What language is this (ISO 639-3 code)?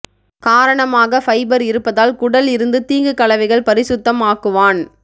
tam